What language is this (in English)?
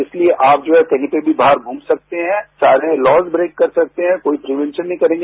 Hindi